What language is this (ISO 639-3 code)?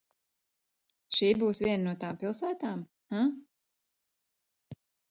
lav